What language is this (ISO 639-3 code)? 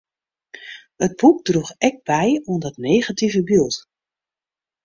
fry